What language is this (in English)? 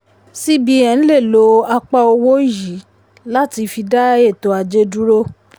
Yoruba